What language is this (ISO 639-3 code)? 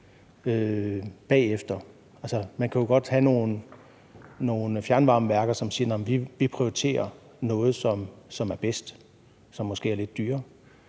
dan